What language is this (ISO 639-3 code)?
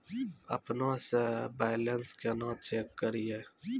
mai